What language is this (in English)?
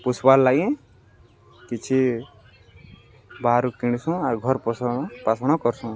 Odia